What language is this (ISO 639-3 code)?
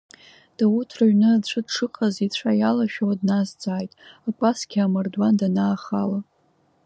abk